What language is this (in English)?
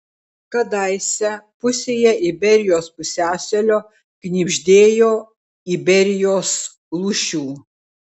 Lithuanian